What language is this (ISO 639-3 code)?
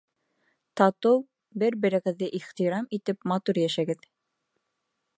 bak